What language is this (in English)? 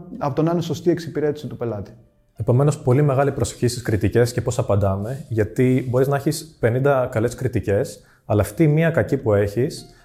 Greek